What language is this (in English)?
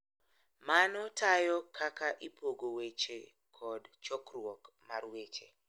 Luo (Kenya and Tanzania)